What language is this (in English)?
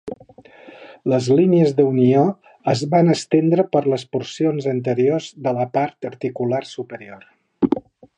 Catalan